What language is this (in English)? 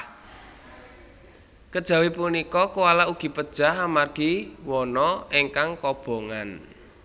Javanese